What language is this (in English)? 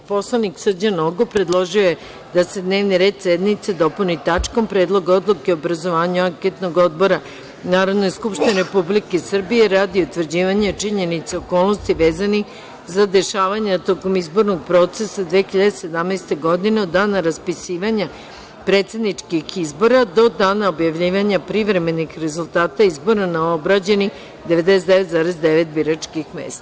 Serbian